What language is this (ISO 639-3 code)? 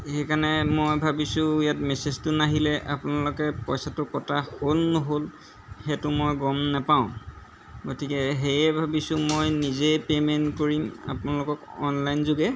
asm